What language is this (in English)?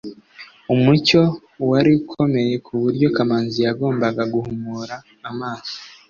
Kinyarwanda